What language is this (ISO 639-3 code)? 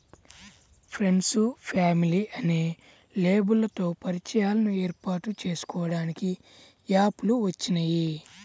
tel